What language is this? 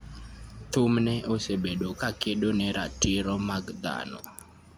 Luo (Kenya and Tanzania)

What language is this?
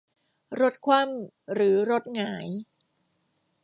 Thai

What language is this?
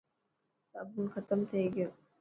Dhatki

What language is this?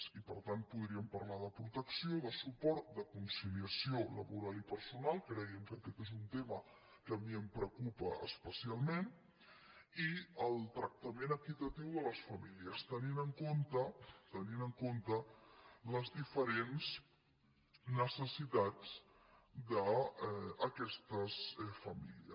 Catalan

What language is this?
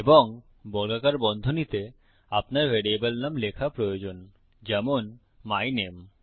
Bangla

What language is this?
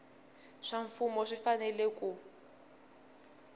Tsonga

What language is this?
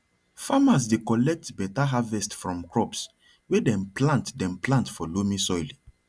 Nigerian Pidgin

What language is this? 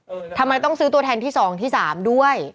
Thai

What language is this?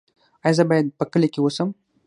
Pashto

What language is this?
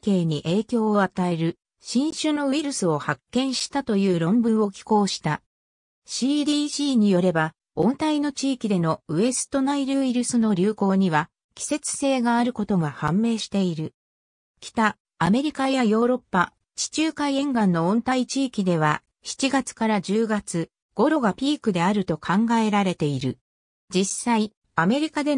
Japanese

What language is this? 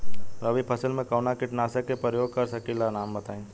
Bhojpuri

